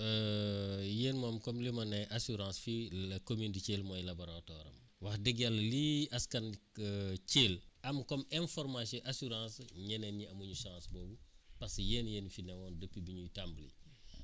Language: Wolof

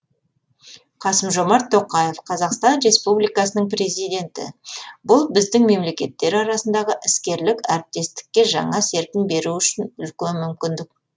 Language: Kazakh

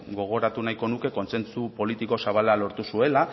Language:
Basque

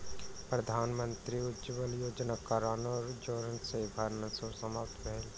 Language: Maithili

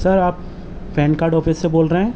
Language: Urdu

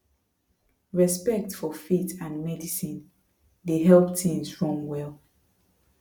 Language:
Nigerian Pidgin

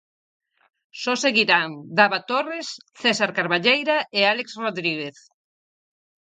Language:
Galician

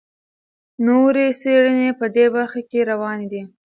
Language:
Pashto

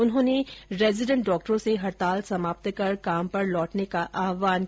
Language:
Hindi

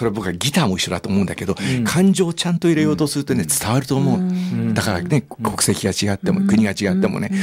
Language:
Japanese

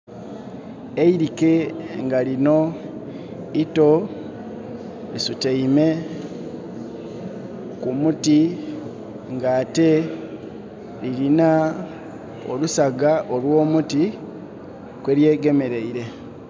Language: Soga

